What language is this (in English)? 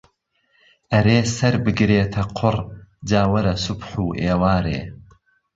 Central Kurdish